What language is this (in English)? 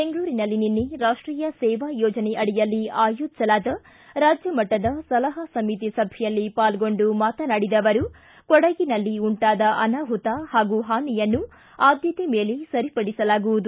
Kannada